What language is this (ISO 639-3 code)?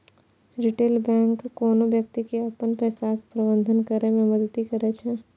mai